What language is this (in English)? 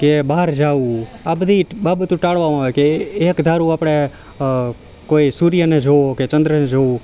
Gujarati